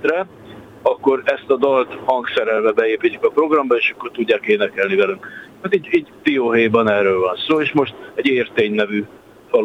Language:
Hungarian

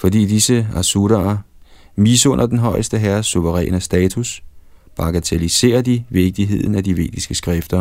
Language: Danish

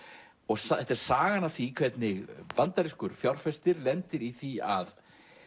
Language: Icelandic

